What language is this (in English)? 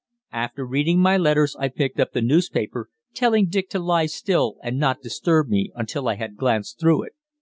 English